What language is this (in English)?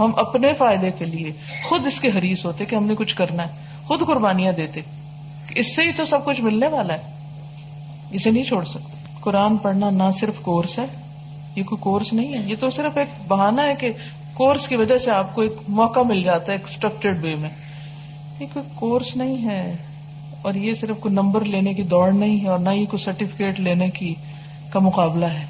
Urdu